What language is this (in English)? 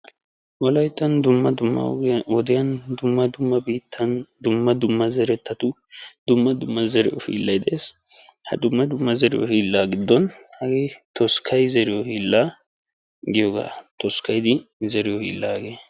Wolaytta